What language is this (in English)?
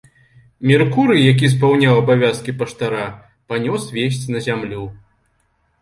Belarusian